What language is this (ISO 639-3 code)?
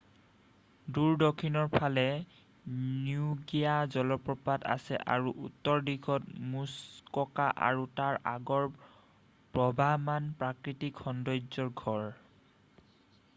asm